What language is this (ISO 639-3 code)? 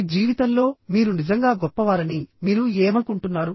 tel